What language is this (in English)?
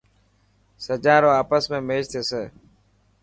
Dhatki